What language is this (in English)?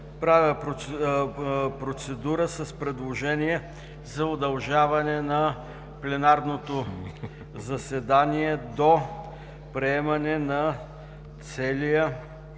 Bulgarian